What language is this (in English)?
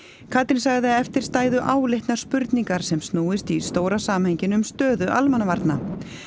Icelandic